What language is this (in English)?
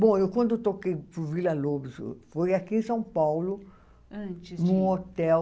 Portuguese